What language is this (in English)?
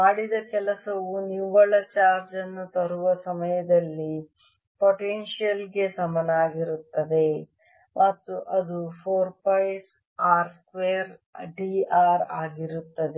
Kannada